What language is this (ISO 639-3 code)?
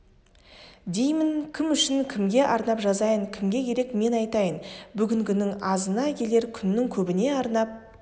kaz